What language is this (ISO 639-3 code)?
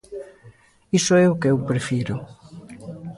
glg